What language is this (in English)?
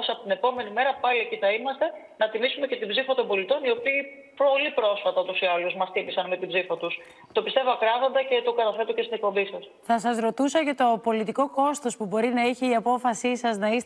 Greek